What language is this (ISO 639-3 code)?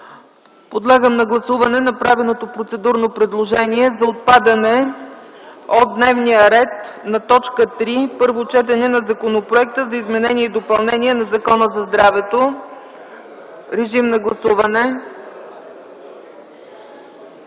bul